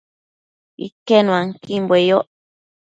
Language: Matsés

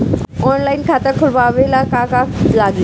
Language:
Bhojpuri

